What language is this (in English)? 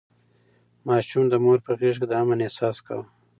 Pashto